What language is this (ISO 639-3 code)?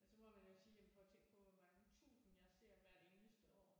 dan